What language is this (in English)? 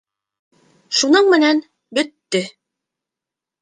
Bashkir